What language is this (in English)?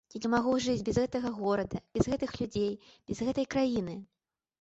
Belarusian